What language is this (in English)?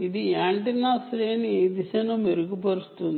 Telugu